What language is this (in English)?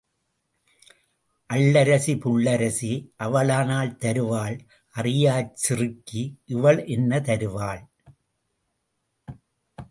Tamil